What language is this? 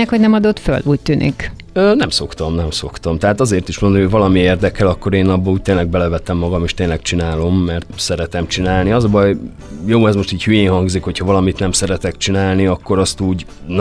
Hungarian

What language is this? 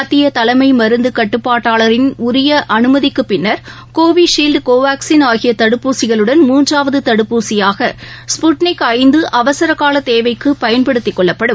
Tamil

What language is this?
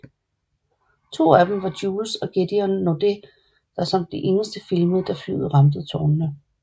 Danish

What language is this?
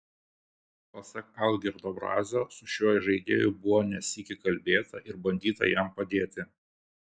Lithuanian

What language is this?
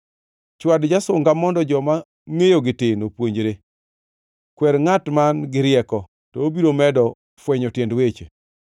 Luo (Kenya and Tanzania)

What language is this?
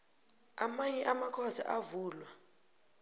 South Ndebele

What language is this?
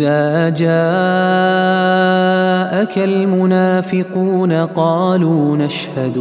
Arabic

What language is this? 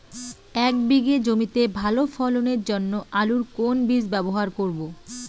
Bangla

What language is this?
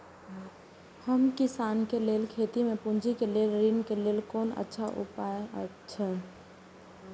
Maithili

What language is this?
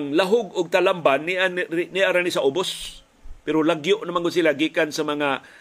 Filipino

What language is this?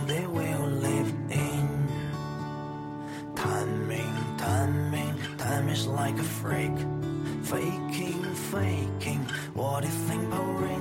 Chinese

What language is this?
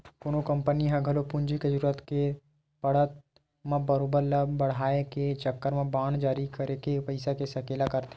Chhattisgarhi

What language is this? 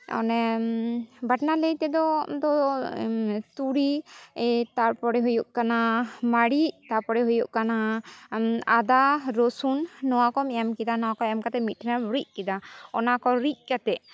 Santali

